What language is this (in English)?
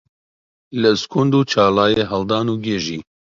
Central Kurdish